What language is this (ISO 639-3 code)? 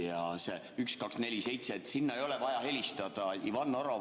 est